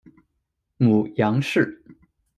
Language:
Chinese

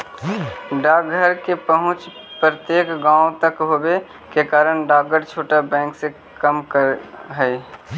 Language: Magahi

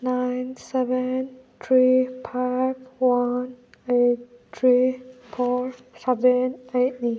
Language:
Manipuri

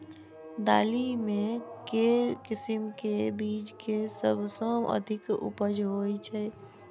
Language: Maithili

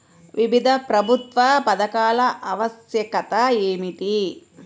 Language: Telugu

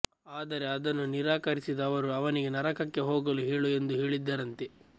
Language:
Kannada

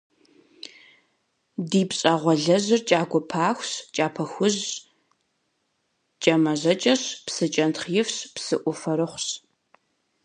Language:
Kabardian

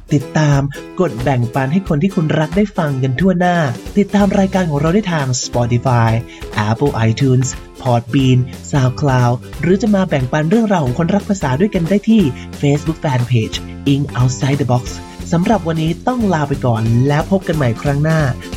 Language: Thai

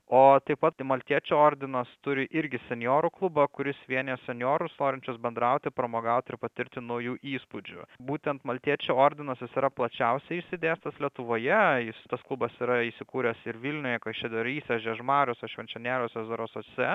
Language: Lithuanian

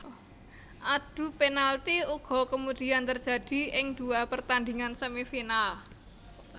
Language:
Javanese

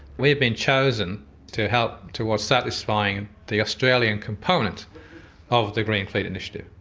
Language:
English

